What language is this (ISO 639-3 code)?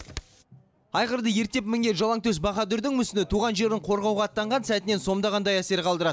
kaz